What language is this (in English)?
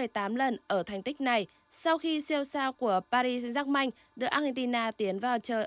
Vietnamese